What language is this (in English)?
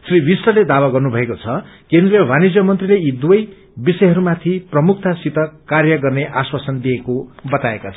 Nepali